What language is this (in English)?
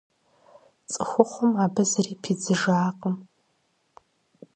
Kabardian